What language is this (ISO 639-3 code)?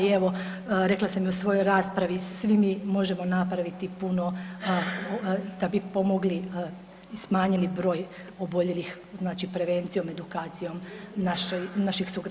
hrv